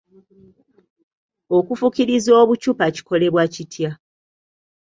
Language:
Ganda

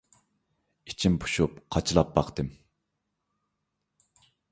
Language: Uyghur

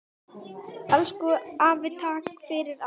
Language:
Icelandic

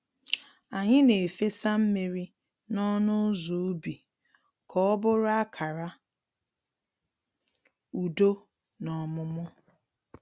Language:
Igbo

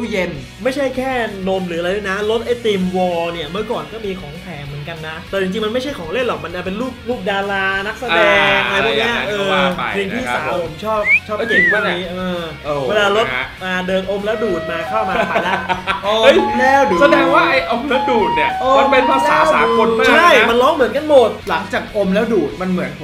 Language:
Thai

